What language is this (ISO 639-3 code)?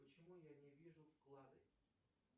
rus